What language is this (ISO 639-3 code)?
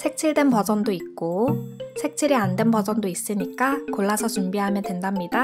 kor